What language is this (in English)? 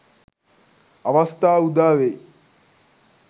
Sinhala